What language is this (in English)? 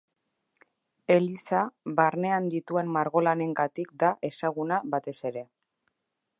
Basque